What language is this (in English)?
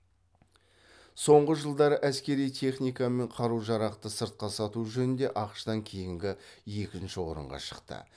Kazakh